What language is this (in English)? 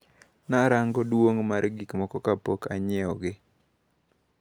Luo (Kenya and Tanzania)